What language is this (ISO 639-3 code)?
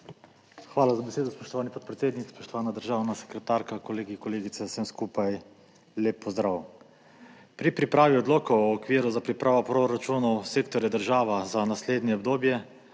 slv